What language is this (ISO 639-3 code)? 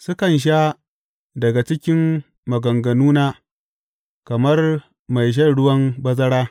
hau